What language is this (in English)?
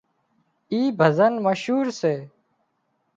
Wadiyara Koli